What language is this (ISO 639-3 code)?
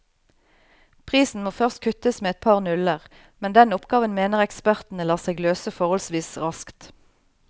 nor